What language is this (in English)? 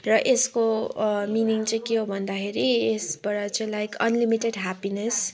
Nepali